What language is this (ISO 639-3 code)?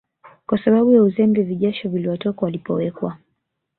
swa